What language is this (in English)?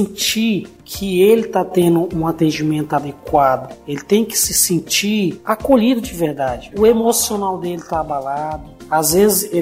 Portuguese